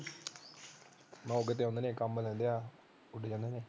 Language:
Punjabi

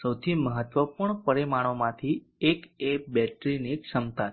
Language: Gujarati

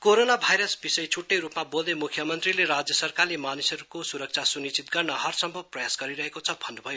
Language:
Nepali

